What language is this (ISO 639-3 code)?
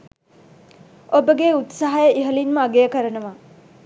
sin